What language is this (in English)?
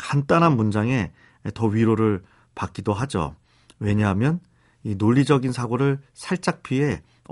Korean